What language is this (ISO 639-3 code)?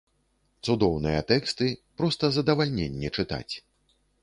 bel